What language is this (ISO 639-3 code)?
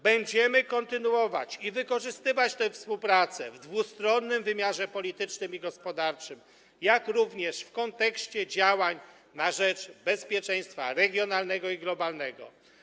pol